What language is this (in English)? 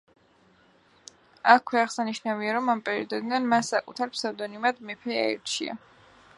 Georgian